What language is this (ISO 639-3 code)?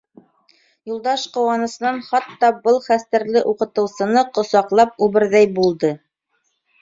bak